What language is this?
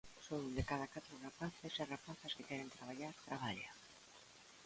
Galician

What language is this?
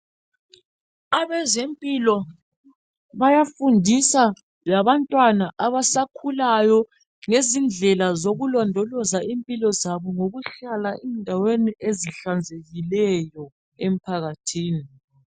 North Ndebele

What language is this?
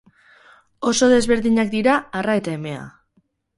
Basque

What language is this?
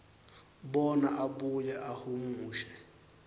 Swati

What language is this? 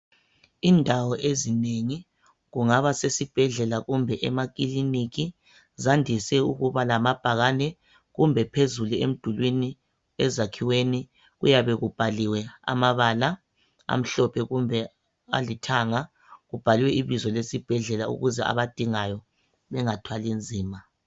North Ndebele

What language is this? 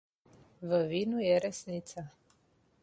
Slovenian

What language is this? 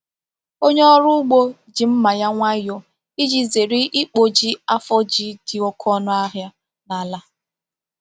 Igbo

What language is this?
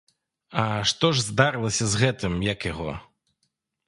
Belarusian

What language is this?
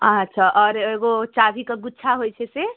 Maithili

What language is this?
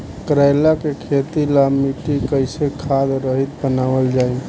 Bhojpuri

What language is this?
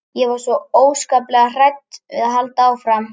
Icelandic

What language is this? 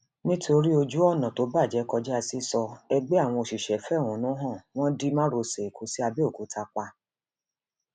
Yoruba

